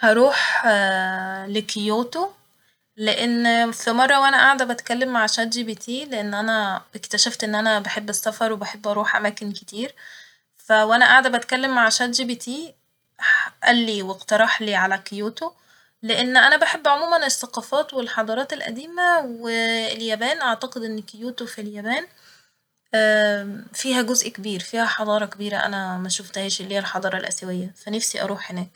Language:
Egyptian Arabic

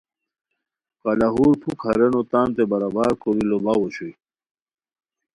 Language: Khowar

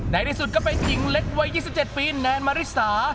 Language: Thai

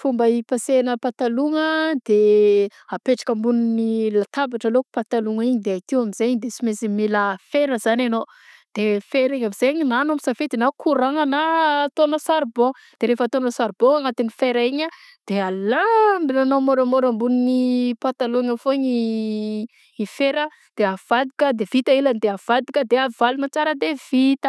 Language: Southern Betsimisaraka Malagasy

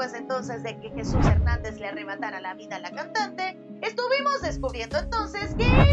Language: Spanish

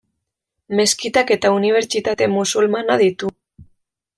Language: Basque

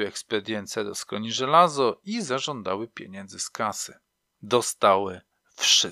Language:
Polish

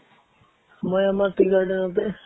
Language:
Assamese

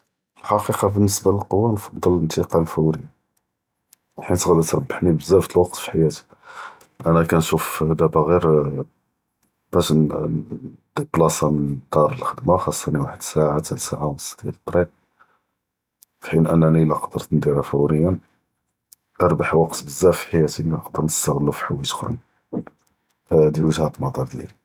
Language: Judeo-Arabic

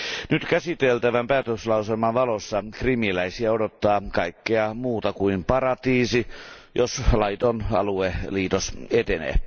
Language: Finnish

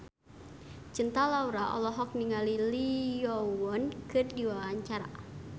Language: Sundanese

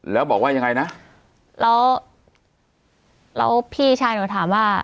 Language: Thai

